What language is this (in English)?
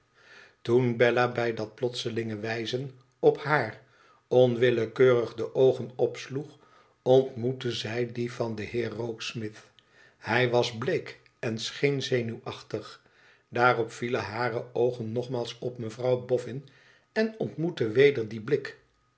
Dutch